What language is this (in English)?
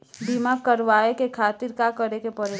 Bhojpuri